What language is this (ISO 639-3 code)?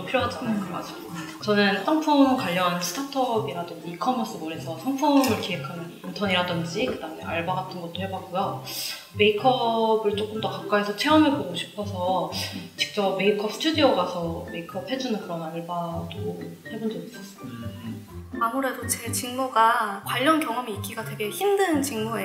kor